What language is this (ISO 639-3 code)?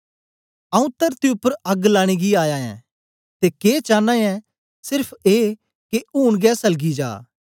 doi